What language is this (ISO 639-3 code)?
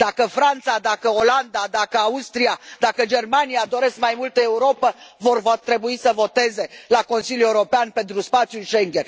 ron